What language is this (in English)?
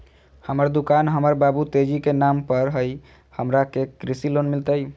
Magahi